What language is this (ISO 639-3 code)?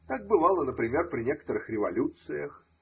rus